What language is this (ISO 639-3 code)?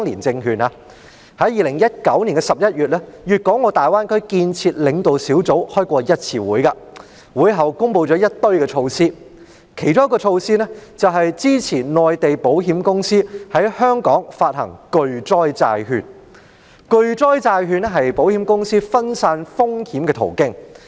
yue